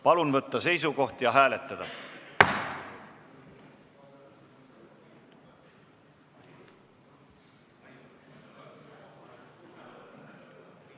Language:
Estonian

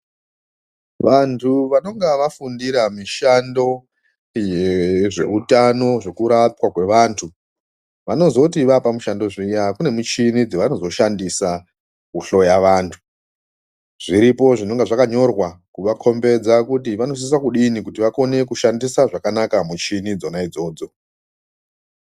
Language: Ndau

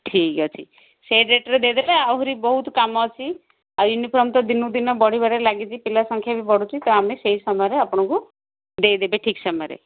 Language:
Odia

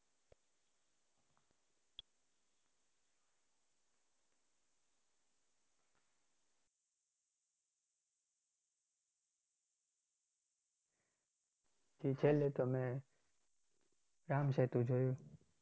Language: Gujarati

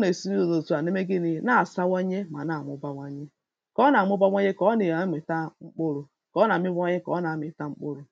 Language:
Igbo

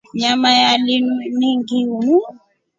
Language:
Rombo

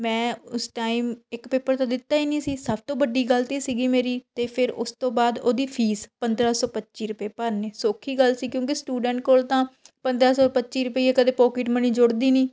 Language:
Punjabi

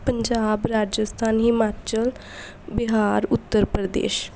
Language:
Punjabi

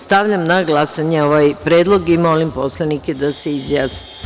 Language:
Serbian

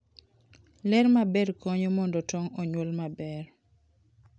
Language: Luo (Kenya and Tanzania)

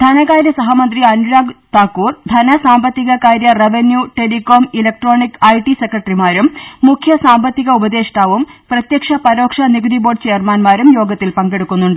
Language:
Malayalam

